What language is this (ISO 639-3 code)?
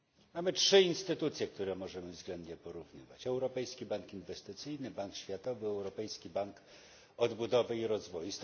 pol